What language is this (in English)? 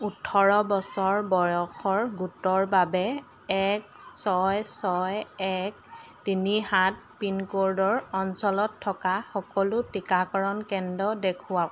Assamese